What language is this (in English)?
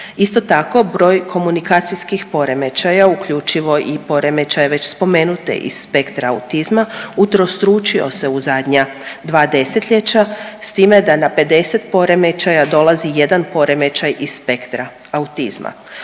Croatian